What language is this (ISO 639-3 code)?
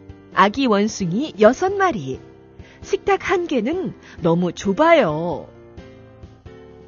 kor